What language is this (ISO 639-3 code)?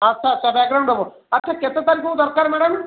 ori